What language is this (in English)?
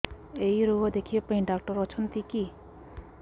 Odia